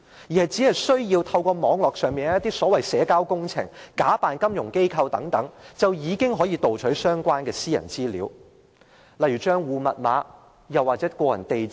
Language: Cantonese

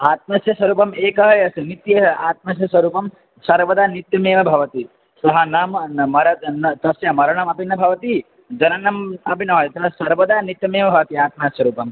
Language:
Sanskrit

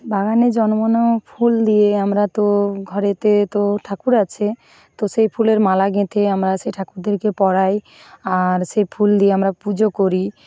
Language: Bangla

